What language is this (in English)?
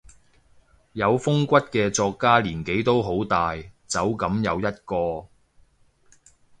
Cantonese